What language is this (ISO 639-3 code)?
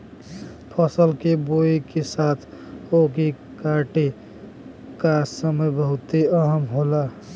bho